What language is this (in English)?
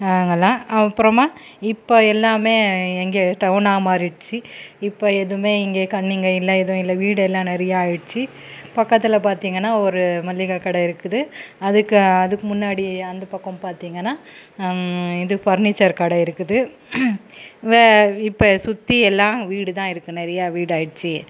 Tamil